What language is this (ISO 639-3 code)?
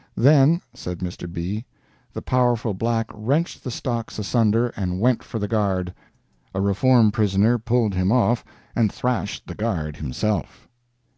eng